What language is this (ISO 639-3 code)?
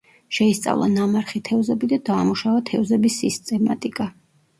kat